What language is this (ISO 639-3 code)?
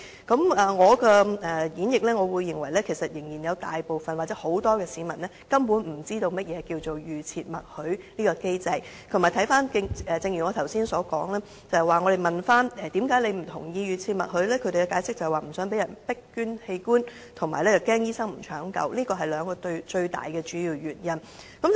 yue